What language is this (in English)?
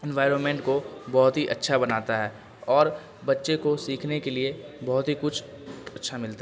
Urdu